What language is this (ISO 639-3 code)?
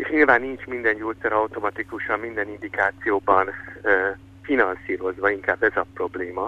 hun